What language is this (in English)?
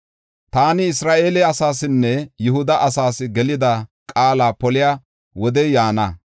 Gofa